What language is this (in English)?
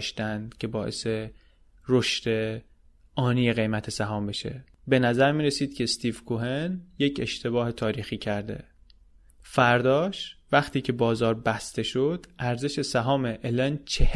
Persian